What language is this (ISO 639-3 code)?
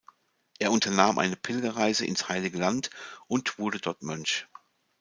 deu